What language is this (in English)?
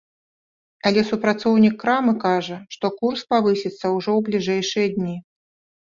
Belarusian